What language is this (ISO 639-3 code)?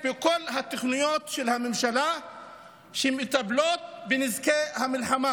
heb